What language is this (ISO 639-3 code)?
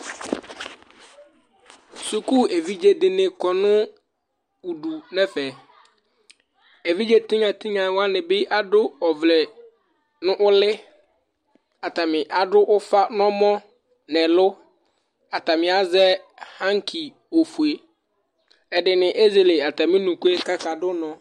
kpo